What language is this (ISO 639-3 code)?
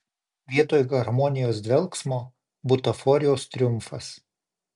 lit